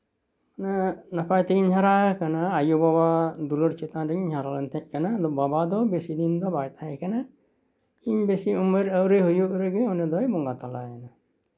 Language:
Santali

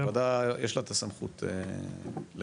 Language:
Hebrew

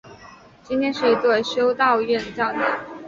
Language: Chinese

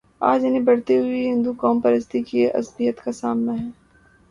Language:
Urdu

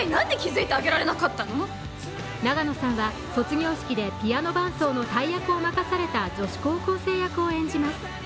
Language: Japanese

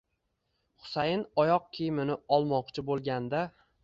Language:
Uzbek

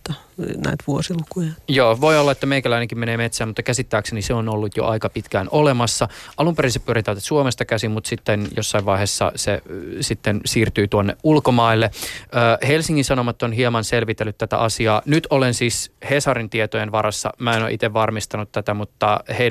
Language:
Finnish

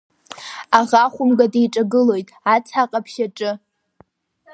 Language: Abkhazian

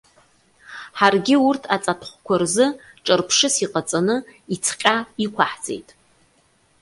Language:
Abkhazian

